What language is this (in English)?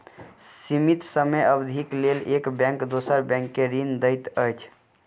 Maithili